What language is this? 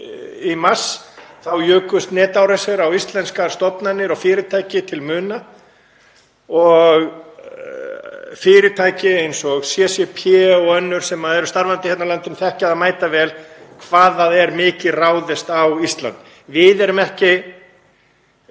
Icelandic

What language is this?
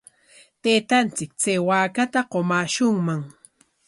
Corongo Ancash Quechua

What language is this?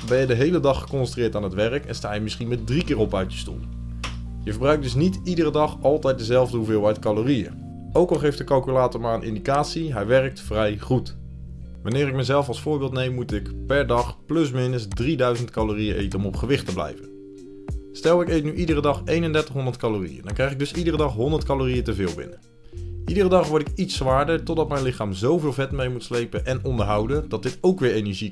Dutch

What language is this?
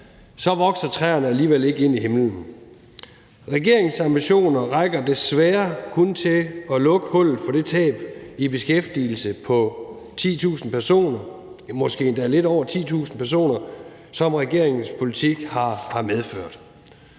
Danish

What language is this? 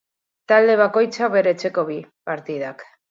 Basque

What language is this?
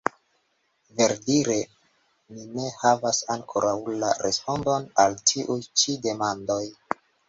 Esperanto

